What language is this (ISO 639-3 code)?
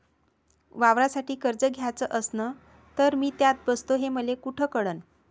mar